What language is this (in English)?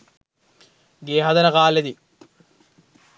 Sinhala